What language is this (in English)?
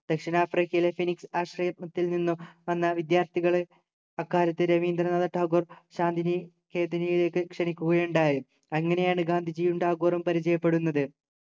Malayalam